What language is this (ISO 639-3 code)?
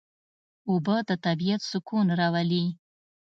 pus